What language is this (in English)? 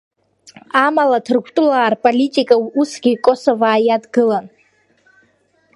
Abkhazian